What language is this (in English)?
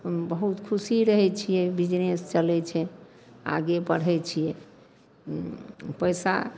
Maithili